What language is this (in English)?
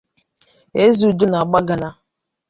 Igbo